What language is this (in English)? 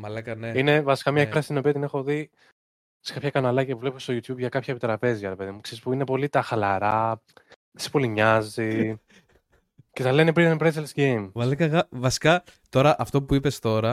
Greek